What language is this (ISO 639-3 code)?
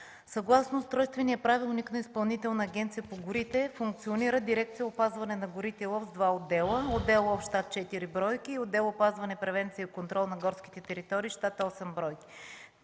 bul